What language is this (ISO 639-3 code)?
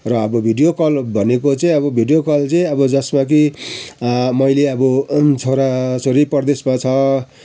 nep